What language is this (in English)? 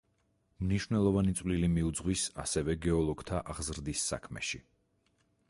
Georgian